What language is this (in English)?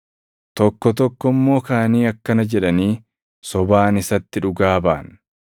Oromo